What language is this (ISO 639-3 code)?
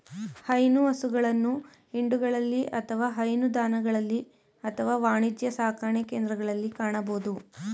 kan